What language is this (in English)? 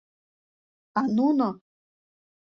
Mari